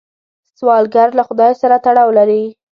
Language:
Pashto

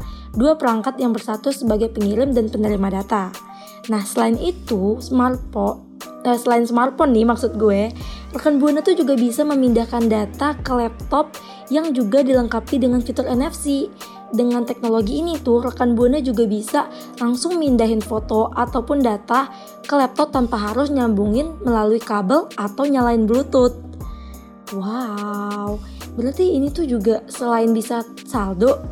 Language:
Indonesian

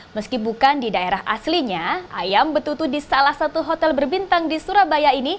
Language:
Indonesian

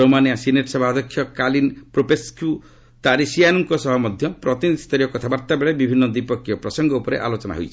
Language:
Odia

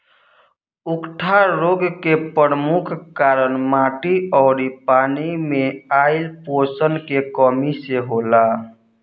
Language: Bhojpuri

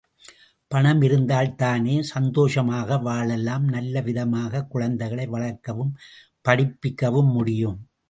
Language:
Tamil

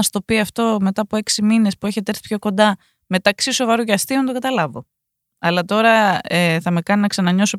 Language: Greek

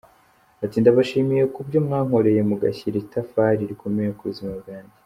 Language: Kinyarwanda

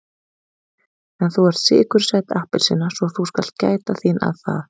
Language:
Icelandic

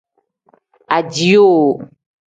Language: Tem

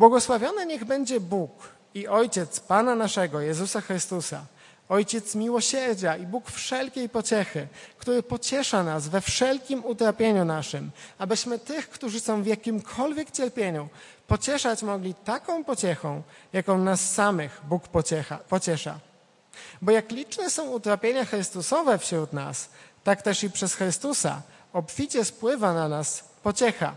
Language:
Polish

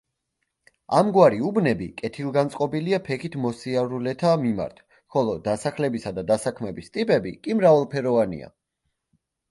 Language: Georgian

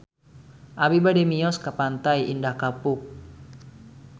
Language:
Sundanese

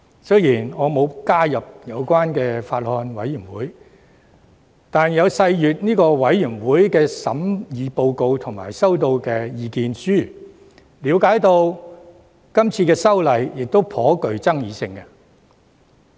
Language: Cantonese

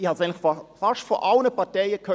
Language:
Swiss German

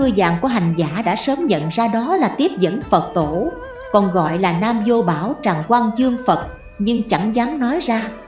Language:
Vietnamese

